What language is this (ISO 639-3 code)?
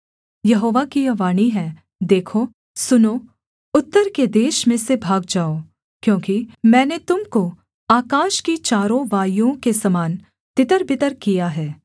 hin